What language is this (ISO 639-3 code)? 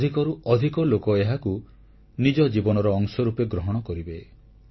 ori